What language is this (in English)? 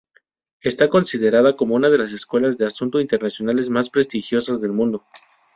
Spanish